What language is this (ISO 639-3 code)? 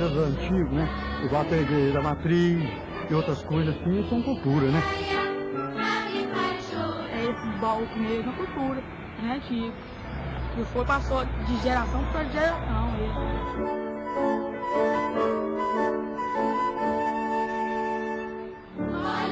por